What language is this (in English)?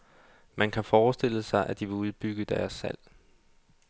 Danish